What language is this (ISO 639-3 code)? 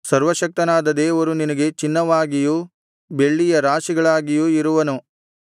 kan